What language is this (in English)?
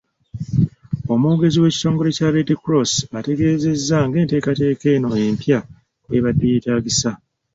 Ganda